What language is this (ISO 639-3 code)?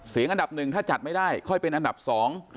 tha